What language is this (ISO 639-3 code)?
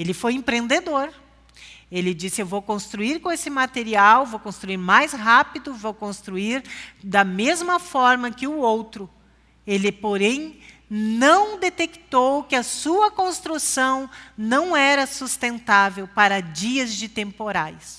por